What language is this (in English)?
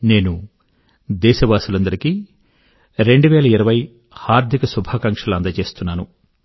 Telugu